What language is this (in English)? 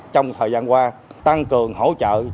Vietnamese